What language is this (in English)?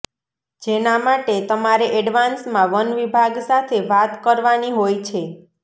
Gujarati